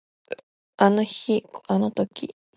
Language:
Japanese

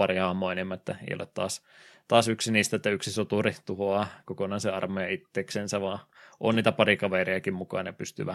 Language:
Finnish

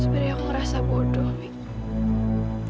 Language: Indonesian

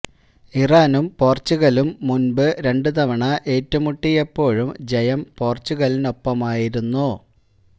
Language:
Malayalam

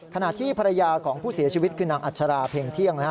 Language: Thai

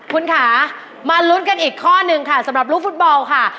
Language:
Thai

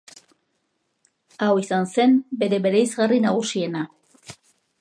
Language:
Basque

